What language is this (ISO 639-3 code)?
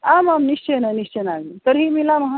san